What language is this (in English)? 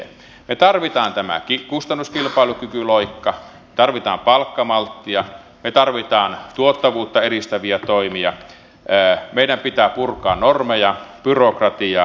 Finnish